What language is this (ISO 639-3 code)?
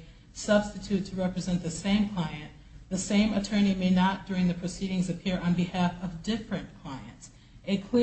eng